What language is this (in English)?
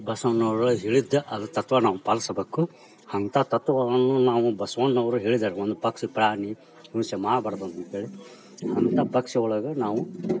Kannada